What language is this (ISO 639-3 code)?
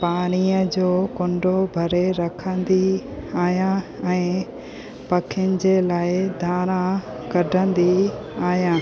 snd